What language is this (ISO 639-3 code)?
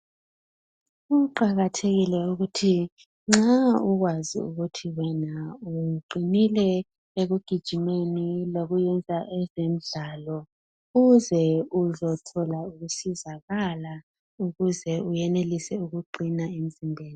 nde